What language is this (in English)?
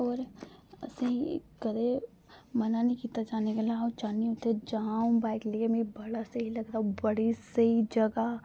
Dogri